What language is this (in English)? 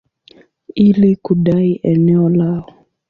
Swahili